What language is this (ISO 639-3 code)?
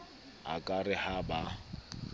sot